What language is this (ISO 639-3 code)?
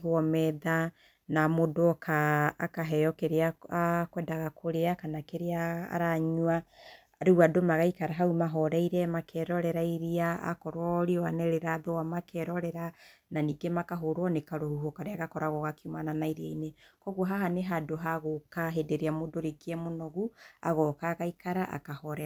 kik